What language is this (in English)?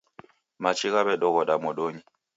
Taita